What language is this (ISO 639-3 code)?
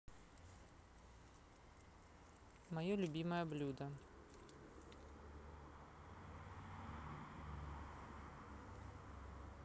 rus